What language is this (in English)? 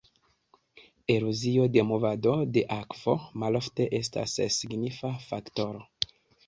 Esperanto